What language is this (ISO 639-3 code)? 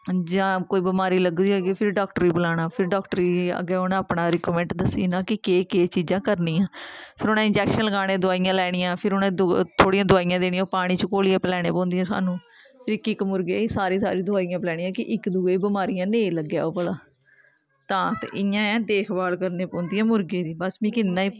doi